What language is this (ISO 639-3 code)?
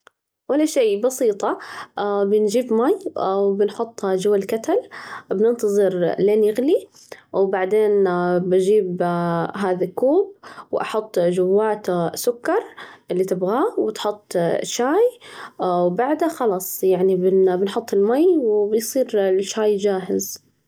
ars